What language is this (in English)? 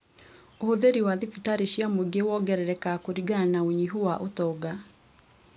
Kikuyu